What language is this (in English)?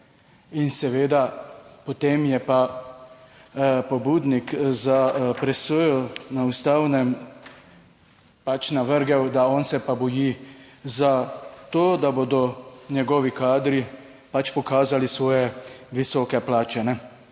Slovenian